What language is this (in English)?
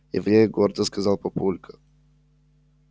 Russian